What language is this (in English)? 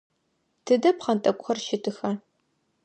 Adyghe